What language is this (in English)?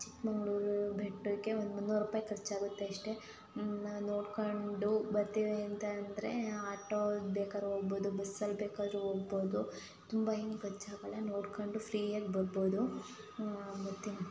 Kannada